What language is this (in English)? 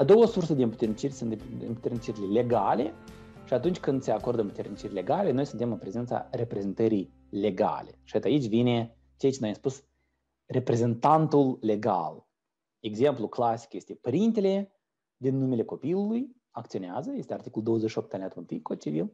Romanian